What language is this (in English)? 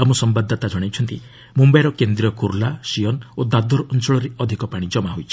Odia